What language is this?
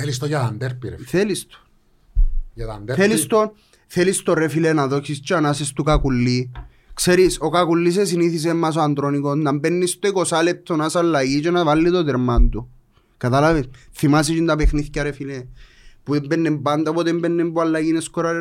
Greek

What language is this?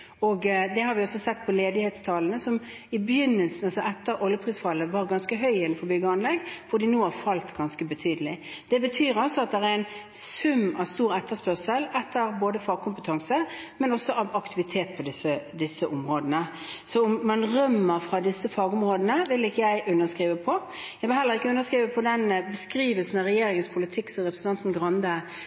Norwegian Bokmål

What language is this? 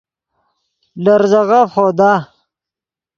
Yidgha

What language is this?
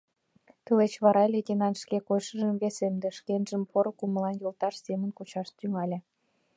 Mari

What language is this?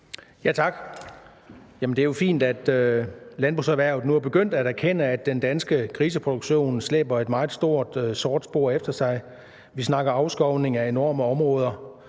Danish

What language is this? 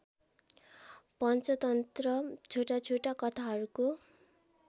Nepali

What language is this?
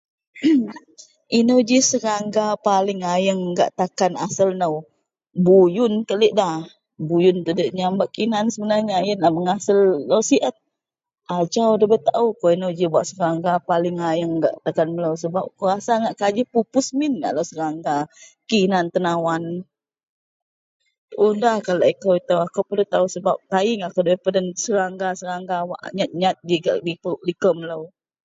Central Melanau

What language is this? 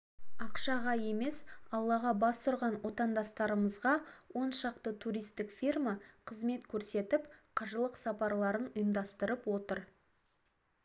Kazakh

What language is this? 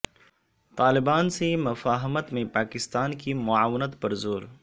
Urdu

